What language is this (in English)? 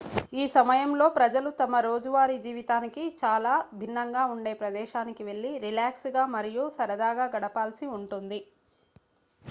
Telugu